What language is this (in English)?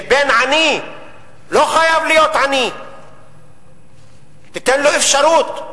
Hebrew